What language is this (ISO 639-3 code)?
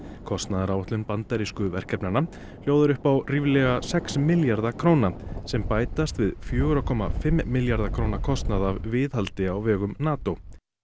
isl